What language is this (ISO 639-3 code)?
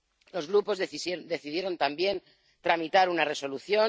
spa